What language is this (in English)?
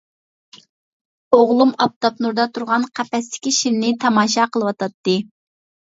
Uyghur